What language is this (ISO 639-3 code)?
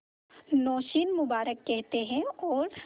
hin